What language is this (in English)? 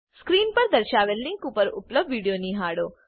Gujarati